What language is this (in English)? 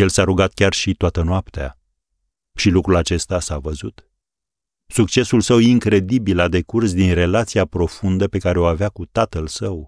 Romanian